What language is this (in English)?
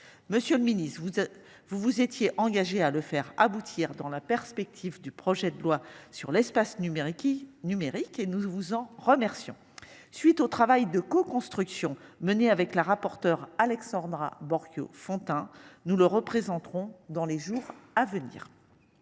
French